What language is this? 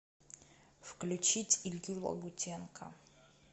Russian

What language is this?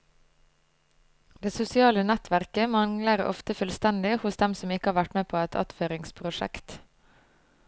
Norwegian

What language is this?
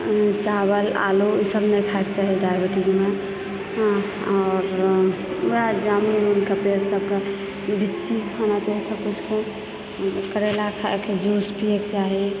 Maithili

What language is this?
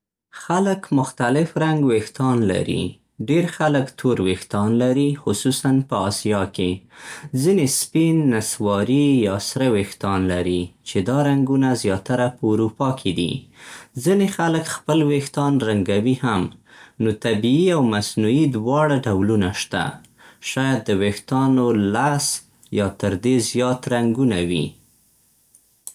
Central Pashto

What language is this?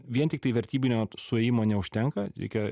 Lithuanian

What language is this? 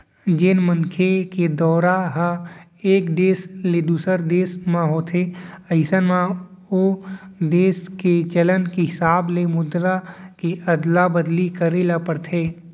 Chhattisgarhi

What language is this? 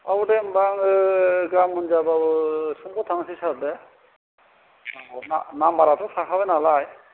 Bodo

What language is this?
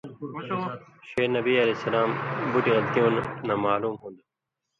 Indus Kohistani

